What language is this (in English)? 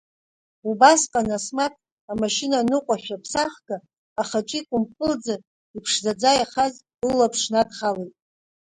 Abkhazian